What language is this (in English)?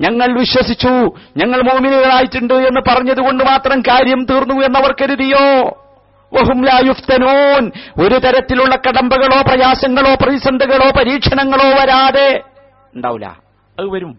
Malayalam